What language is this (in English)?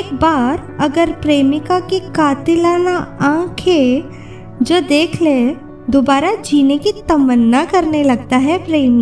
Hindi